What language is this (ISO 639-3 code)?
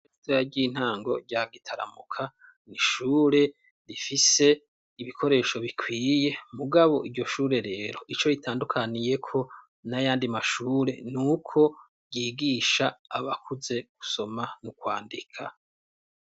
run